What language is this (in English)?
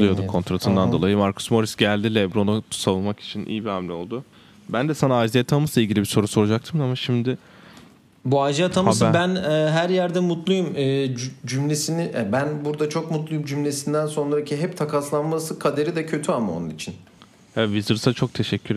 Turkish